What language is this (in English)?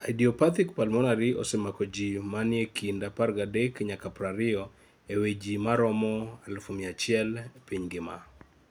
Luo (Kenya and Tanzania)